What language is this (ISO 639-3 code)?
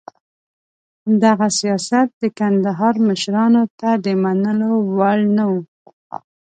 pus